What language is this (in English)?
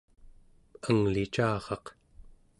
Central Yupik